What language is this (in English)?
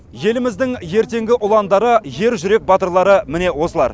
Kazakh